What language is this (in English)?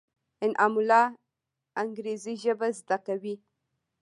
Pashto